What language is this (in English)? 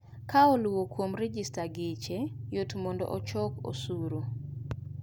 Luo (Kenya and Tanzania)